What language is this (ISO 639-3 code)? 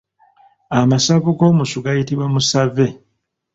lug